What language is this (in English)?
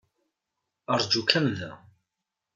Kabyle